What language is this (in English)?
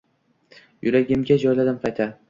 Uzbek